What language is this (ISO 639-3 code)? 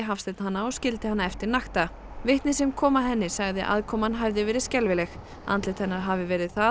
isl